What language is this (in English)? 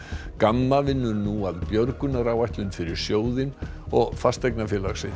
Icelandic